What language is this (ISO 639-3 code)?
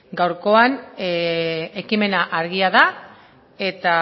eus